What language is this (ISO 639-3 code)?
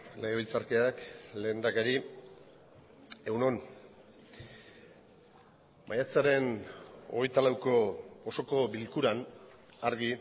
eus